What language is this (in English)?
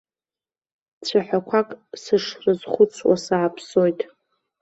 Abkhazian